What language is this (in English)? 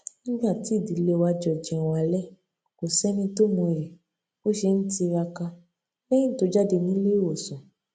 Yoruba